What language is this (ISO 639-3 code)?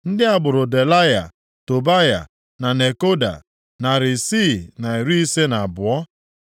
ibo